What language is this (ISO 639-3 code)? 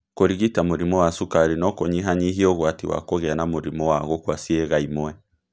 kik